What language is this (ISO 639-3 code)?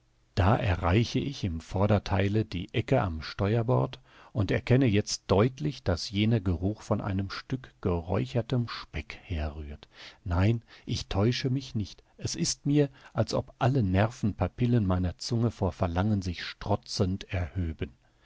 deu